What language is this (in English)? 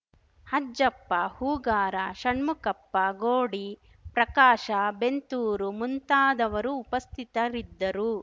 Kannada